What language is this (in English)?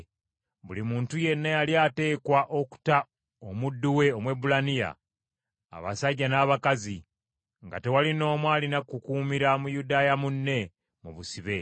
Ganda